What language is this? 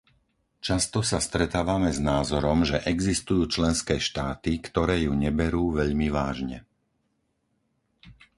Slovak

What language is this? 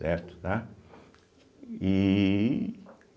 Portuguese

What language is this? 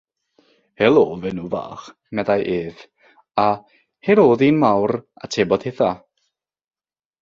Welsh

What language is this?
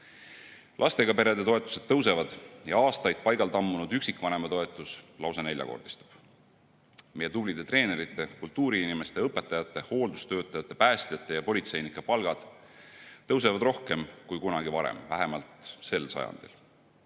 Estonian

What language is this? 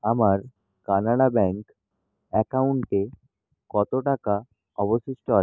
Bangla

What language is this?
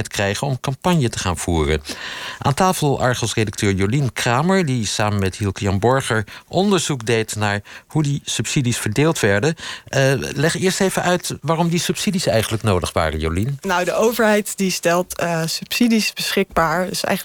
Dutch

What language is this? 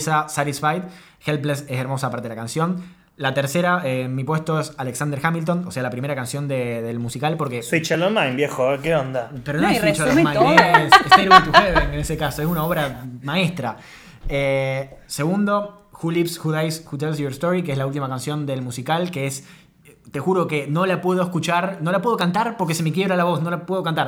Spanish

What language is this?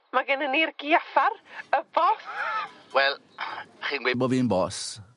Welsh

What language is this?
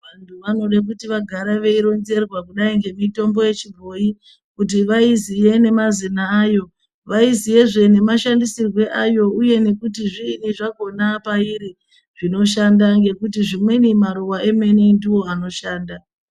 Ndau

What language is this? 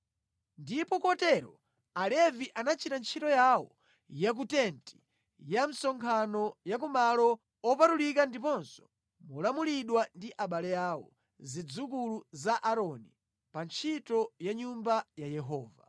Nyanja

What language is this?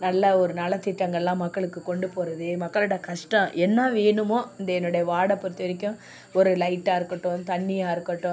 Tamil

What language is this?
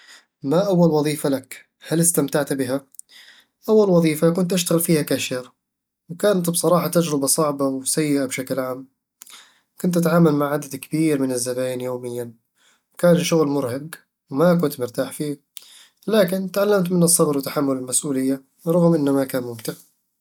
Eastern Egyptian Bedawi Arabic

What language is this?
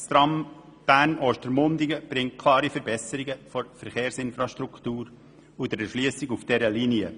Swiss German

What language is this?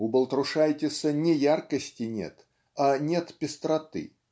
Russian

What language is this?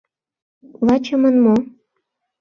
Mari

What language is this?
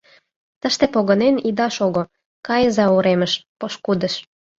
Mari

